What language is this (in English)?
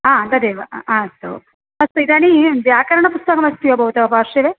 Sanskrit